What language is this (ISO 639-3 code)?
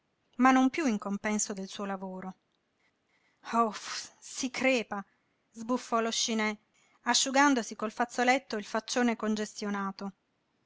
ita